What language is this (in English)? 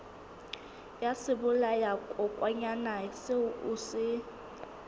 Southern Sotho